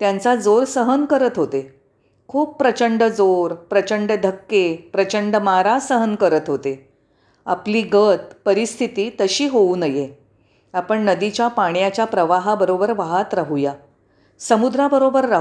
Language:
Marathi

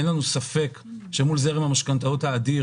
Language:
Hebrew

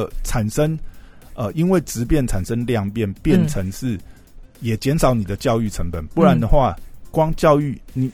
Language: Chinese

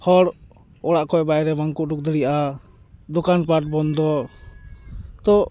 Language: Santali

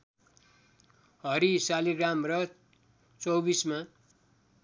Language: Nepali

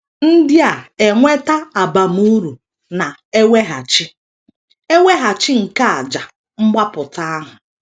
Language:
Igbo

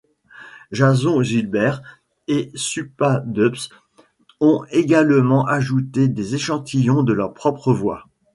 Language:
French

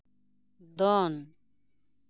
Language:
Santali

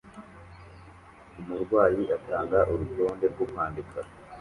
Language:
Kinyarwanda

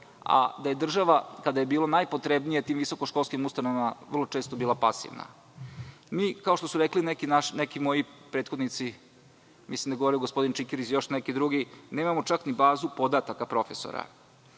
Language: Serbian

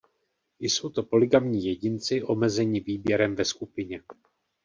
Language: Czech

